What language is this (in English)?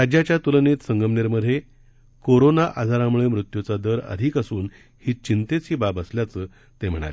Marathi